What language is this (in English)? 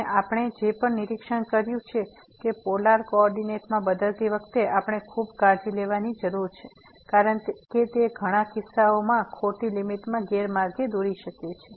Gujarati